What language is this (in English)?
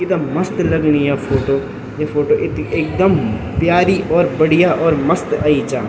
Garhwali